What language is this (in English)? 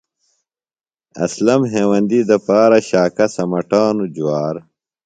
Phalura